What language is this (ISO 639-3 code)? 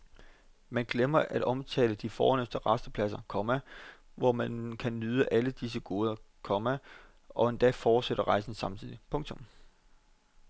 dan